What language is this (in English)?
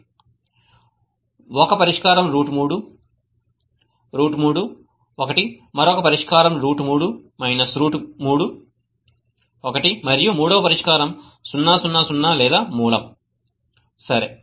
Telugu